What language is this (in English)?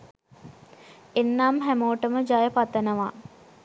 Sinhala